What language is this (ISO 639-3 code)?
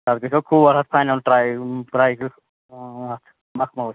kas